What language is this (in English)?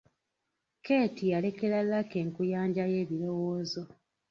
Ganda